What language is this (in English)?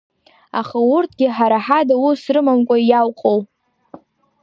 Abkhazian